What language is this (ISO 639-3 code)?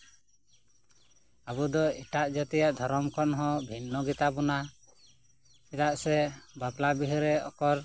sat